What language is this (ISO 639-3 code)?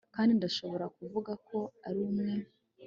kin